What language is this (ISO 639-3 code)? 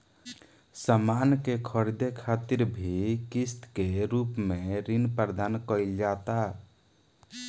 bho